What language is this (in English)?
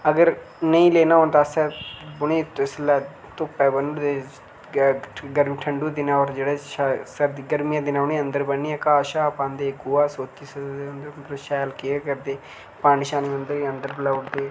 Dogri